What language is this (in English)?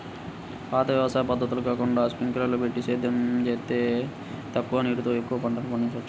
Telugu